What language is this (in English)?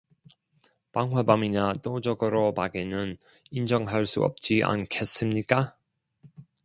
Korean